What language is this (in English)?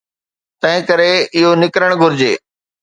Sindhi